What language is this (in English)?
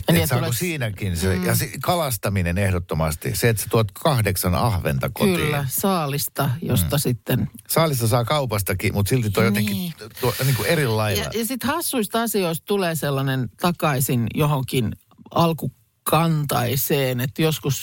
Finnish